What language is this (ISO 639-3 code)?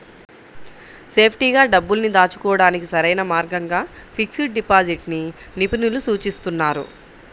tel